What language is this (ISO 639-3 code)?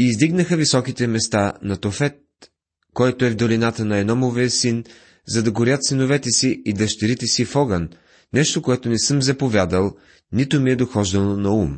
bul